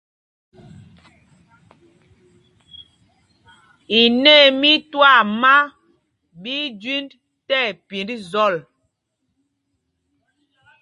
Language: Mpumpong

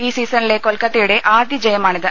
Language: Malayalam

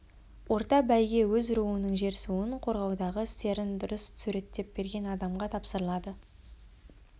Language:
Kazakh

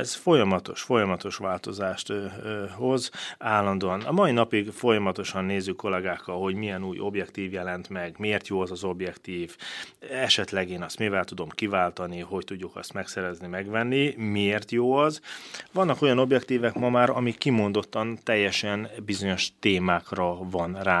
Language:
Hungarian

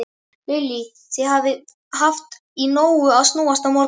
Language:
Icelandic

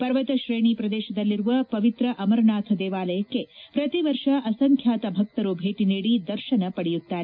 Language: Kannada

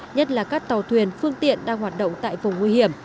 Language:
Vietnamese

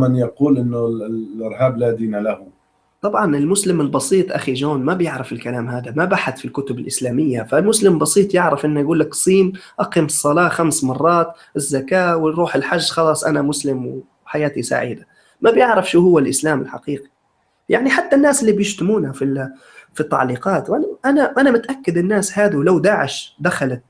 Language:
Arabic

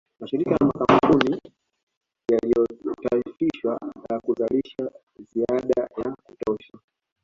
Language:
Swahili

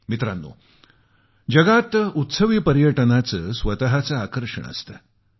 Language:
Marathi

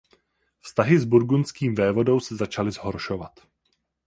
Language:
Czech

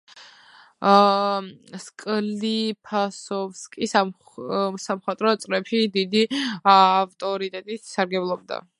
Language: Georgian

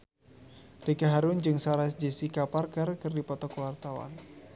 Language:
Sundanese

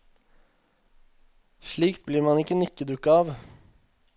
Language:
Norwegian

